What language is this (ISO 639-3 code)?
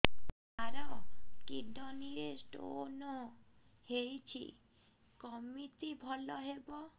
ori